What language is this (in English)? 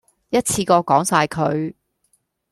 Cantonese